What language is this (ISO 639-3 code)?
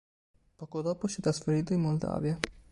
ita